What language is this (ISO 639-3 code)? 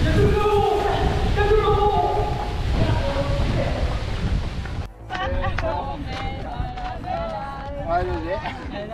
fra